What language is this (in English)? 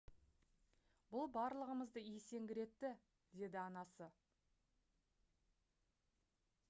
Kazakh